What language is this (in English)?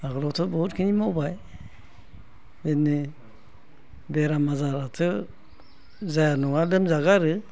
Bodo